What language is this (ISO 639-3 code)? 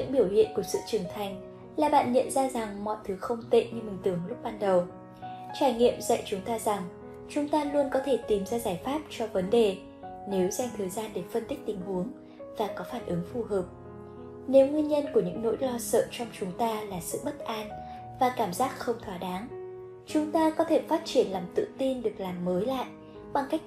vie